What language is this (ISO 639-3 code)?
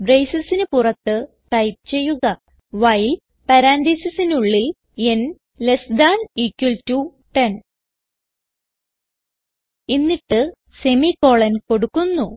mal